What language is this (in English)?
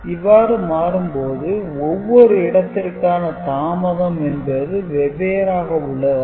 Tamil